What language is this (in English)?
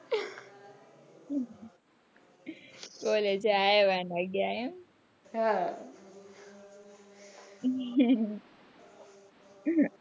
Gujarati